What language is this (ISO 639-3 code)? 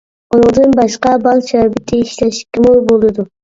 uig